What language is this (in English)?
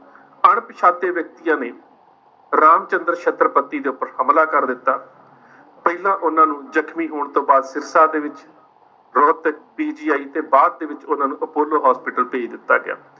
Punjabi